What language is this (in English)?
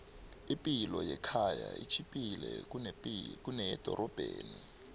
South Ndebele